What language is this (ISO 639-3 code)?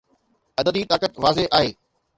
snd